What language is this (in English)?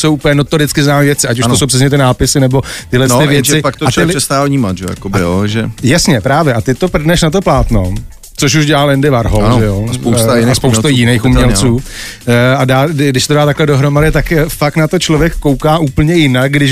Czech